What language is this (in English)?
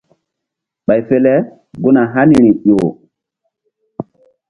Mbum